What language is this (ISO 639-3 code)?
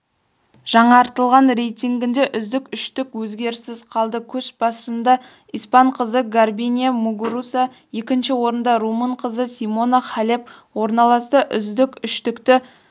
kaz